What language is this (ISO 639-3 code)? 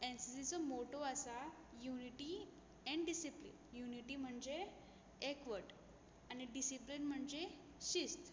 kok